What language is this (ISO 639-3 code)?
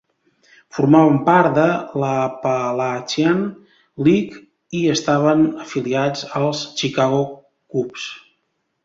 cat